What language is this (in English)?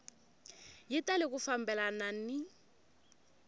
Tsonga